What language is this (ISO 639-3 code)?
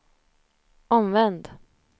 swe